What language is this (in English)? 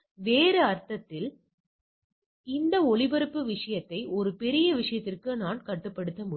Tamil